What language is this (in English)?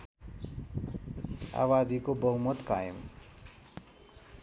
Nepali